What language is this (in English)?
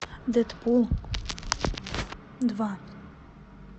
Russian